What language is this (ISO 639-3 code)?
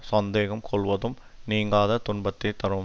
tam